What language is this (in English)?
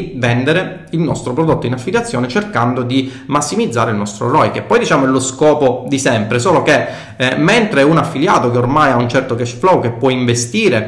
Italian